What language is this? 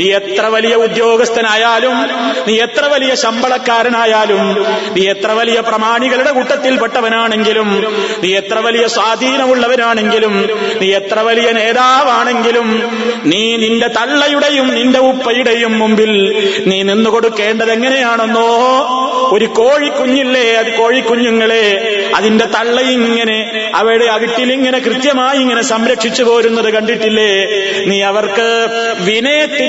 Malayalam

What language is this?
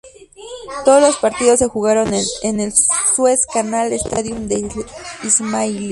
Spanish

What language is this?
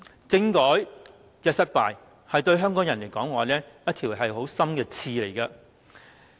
Cantonese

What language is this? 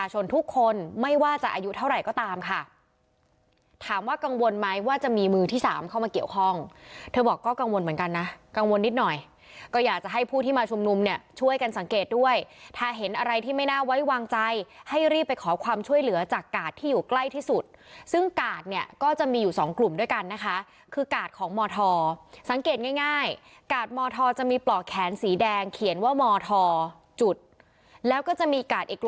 Thai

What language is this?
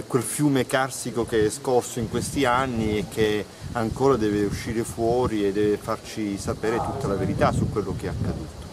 Italian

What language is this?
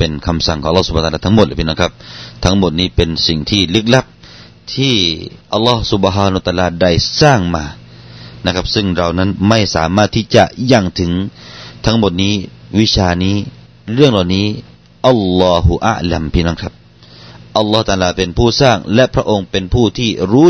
Thai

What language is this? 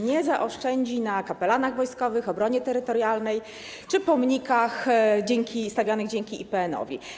Polish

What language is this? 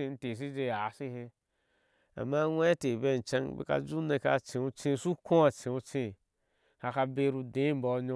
Ashe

